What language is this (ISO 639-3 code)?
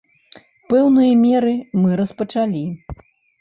bel